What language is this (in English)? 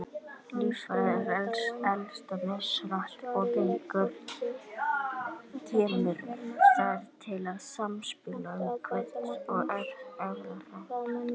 Icelandic